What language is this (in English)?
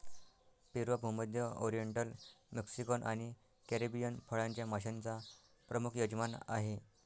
Marathi